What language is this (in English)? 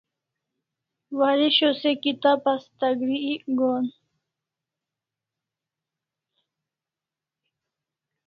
Kalasha